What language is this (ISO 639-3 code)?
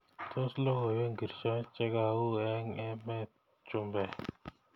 kln